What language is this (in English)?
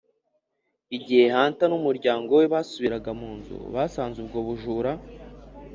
Kinyarwanda